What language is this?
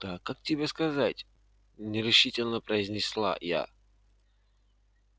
Russian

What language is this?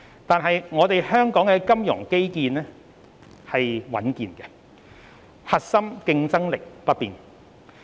Cantonese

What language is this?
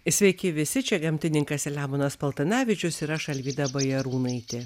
Lithuanian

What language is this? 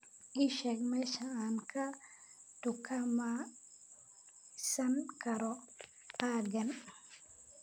Somali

